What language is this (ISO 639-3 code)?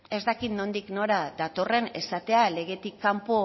eus